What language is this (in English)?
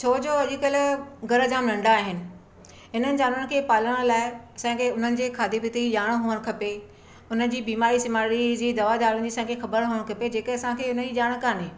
Sindhi